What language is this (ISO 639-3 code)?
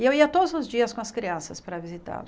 por